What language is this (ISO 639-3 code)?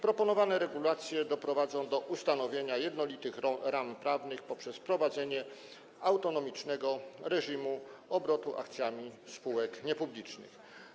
pol